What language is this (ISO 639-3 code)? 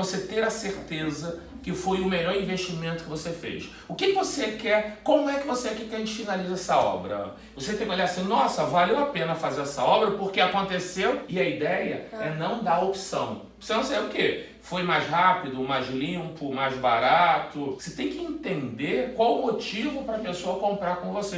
por